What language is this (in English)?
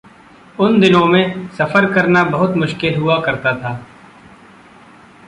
Hindi